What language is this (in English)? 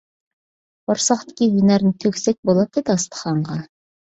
Uyghur